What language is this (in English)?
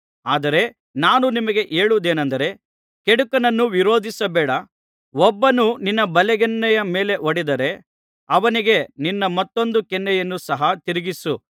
Kannada